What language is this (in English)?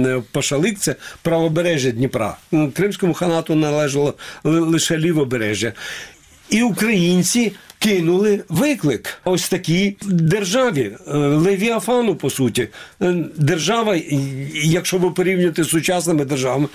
Ukrainian